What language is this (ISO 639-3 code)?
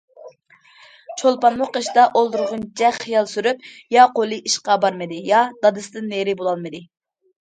uig